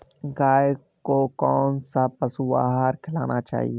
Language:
Hindi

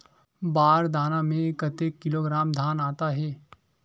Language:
Chhattisgarhi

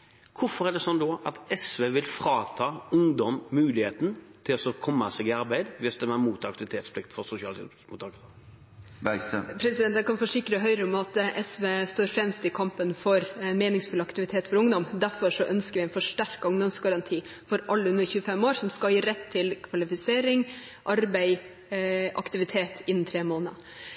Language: Norwegian Bokmål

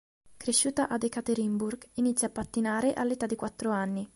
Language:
Italian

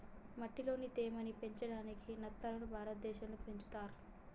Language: Telugu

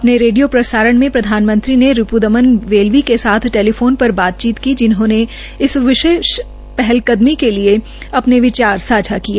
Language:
Hindi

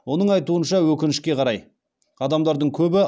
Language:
Kazakh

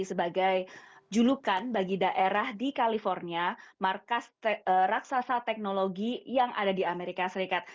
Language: Indonesian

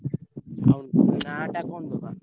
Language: Odia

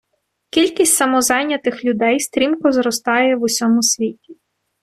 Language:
Ukrainian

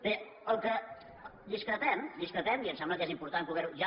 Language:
Catalan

